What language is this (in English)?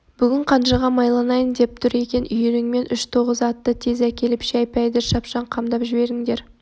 Kazakh